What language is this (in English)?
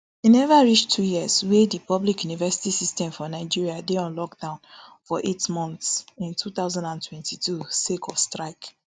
Nigerian Pidgin